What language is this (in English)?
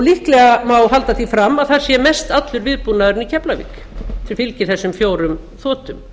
Icelandic